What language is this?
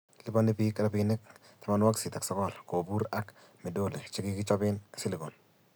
Kalenjin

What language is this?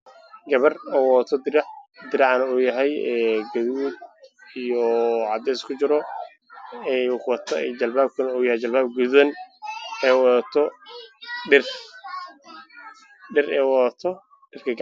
Somali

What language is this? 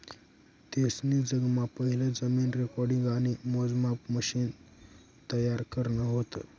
Marathi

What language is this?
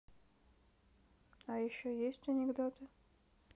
Russian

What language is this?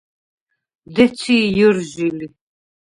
Svan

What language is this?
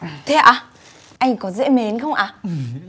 Vietnamese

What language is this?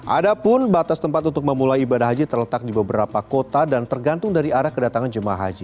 Indonesian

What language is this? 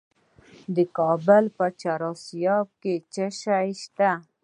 Pashto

